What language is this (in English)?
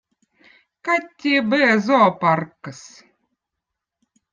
Votic